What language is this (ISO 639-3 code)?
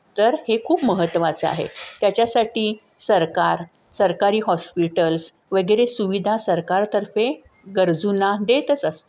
mar